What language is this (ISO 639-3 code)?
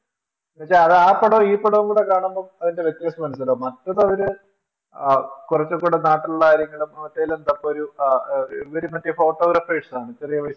mal